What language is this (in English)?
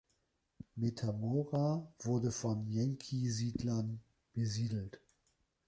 German